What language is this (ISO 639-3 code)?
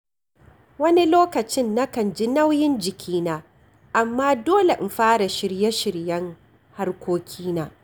hau